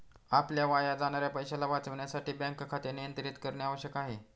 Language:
Marathi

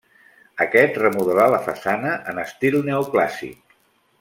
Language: Catalan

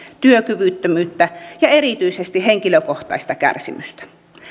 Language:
Finnish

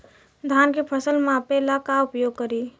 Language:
Bhojpuri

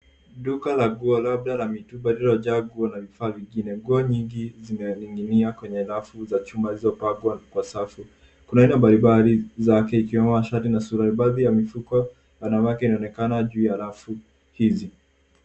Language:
Swahili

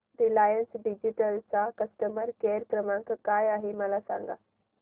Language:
Marathi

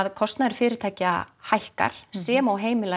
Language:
Icelandic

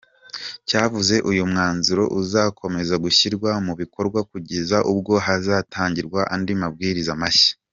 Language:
Kinyarwanda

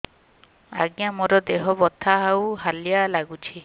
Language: Odia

